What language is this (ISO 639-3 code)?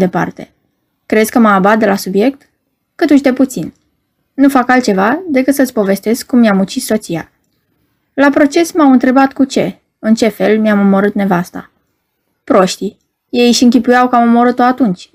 ron